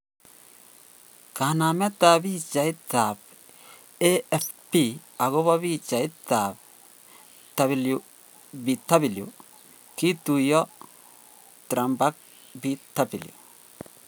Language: Kalenjin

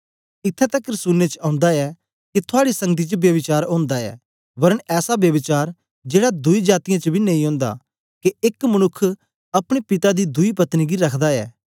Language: Dogri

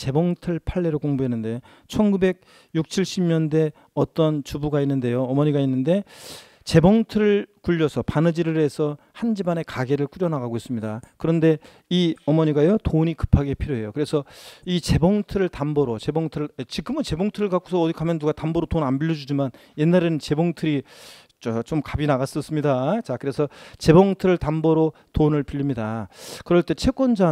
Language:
Korean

